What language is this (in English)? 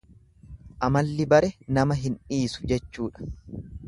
Oromo